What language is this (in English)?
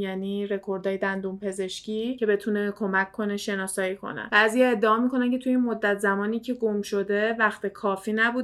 Persian